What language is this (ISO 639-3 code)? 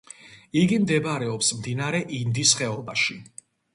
kat